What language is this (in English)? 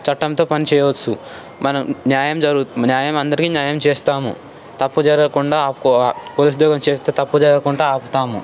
Telugu